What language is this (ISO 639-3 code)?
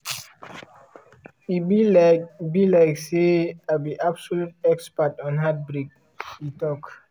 pcm